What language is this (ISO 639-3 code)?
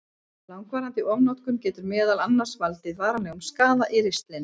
isl